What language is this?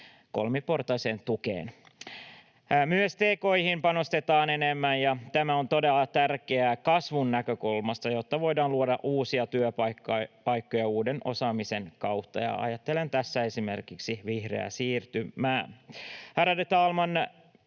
Finnish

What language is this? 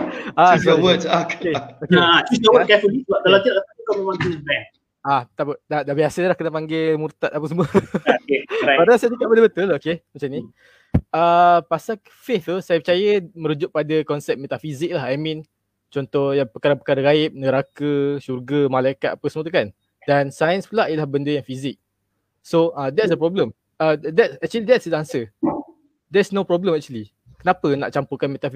Malay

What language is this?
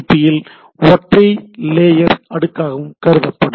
Tamil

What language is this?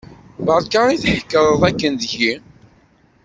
Kabyle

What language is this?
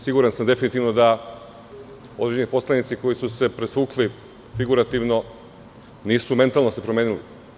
Serbian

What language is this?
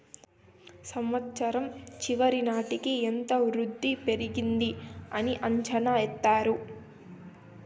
Telugu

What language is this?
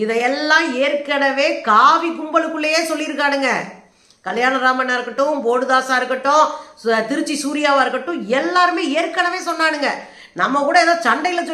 Tamil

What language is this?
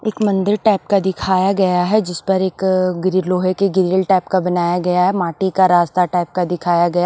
Hindi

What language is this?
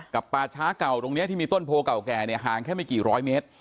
Thai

